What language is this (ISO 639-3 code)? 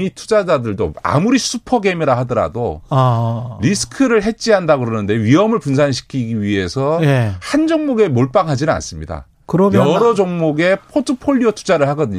kor